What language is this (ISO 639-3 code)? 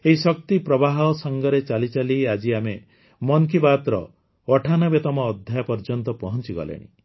ori